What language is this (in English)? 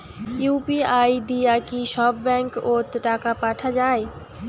Bangla